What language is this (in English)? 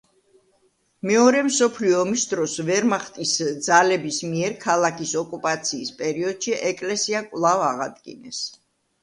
Georgian